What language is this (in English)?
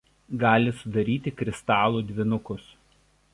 Lithuanian